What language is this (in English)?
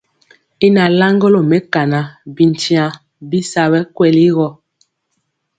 Mpiemo